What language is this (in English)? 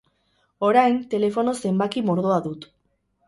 Basque